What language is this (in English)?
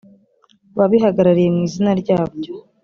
Kinyarwanda